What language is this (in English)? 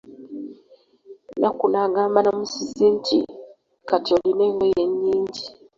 Ganda